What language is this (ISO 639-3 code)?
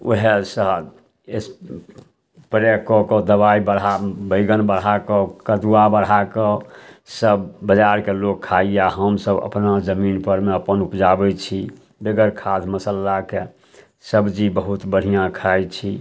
mai